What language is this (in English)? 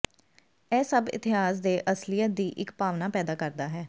Punjabi